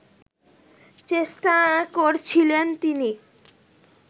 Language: Bangla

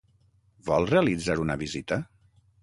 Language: Catalan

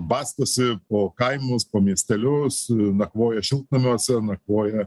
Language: Lithuanian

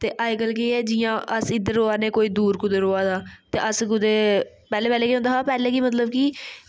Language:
Dogri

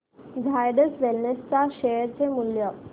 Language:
Marathi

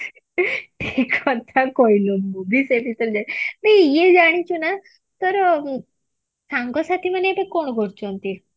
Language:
Odia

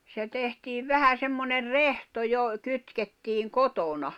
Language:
Finnish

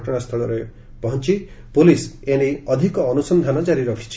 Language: Odia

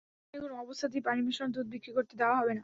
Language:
Bangla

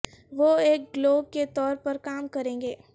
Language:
Urdu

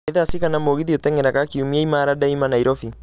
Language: Kikuyu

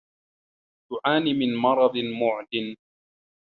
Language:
Arabic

